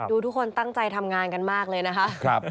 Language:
Thai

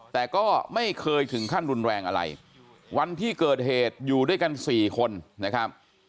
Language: Thai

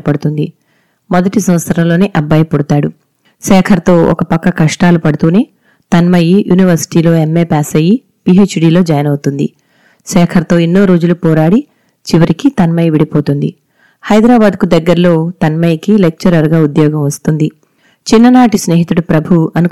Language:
Telugu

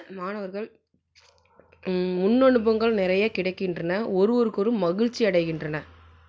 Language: Tamil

